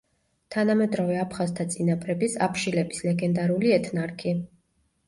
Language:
Georgian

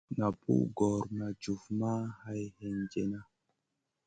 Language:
Masana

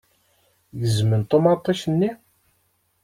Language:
Kabyle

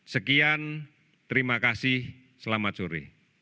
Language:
Indonesian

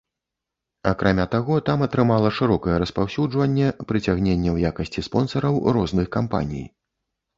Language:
Belarusian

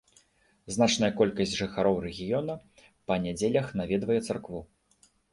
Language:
Belarusian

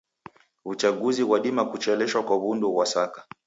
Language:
Taita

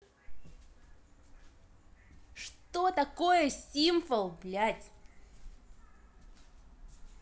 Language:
Russian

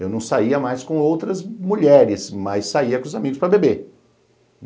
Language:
Portuguese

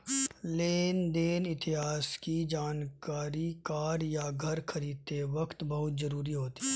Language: Hindi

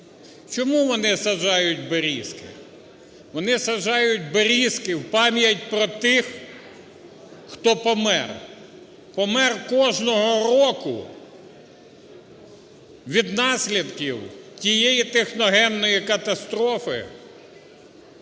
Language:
Ukrainian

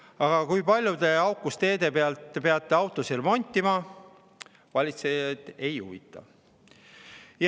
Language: Estonian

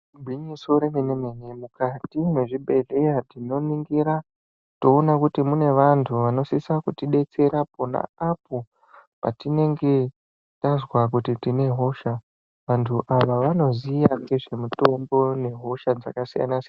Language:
Ndau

